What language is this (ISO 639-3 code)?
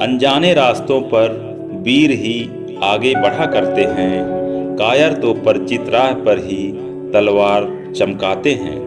hin